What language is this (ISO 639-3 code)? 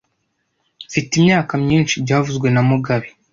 kin